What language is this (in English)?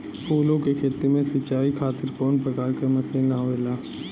Bhojpuri